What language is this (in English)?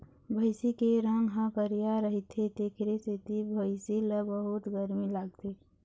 Chhattisgarhi